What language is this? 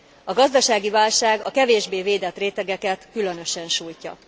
Hungarian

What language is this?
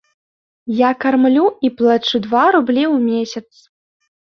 Belarusian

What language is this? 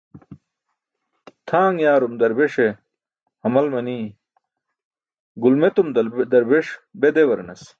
Burushaski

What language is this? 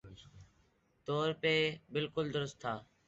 Urdu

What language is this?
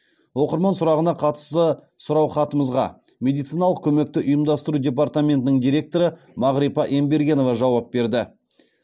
Kazakh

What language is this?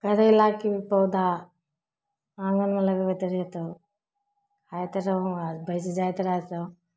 Maithili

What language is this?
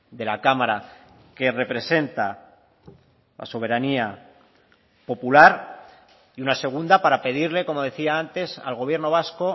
Spanish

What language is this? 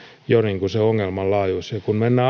Finnish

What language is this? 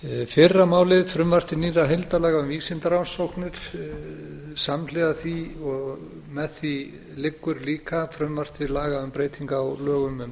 Icelandic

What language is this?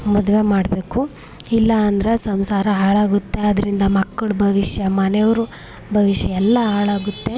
Kannada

